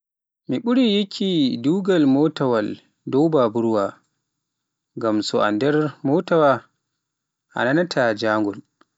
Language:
Pular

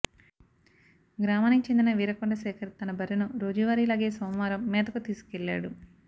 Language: Telugu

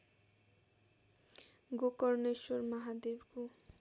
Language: Nepali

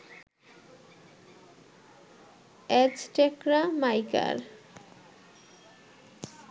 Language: Bangla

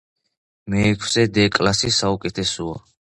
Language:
Georgian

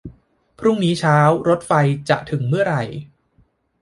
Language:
Thai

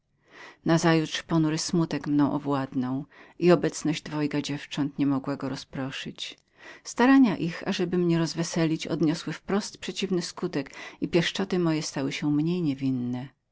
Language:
Polish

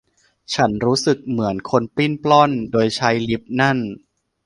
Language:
Thai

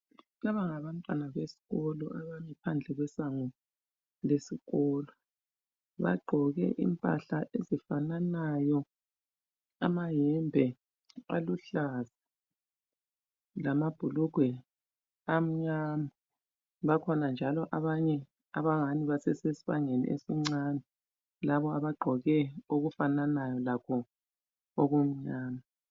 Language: North Ndebele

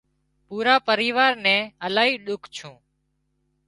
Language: Wadiyara Koli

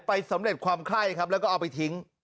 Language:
Thai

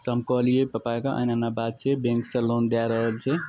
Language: Maithili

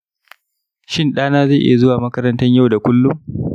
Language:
Hausa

